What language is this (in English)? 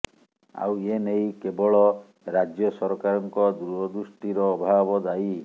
Odia